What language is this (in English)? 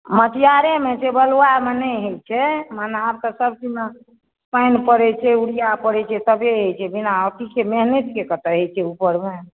Maithili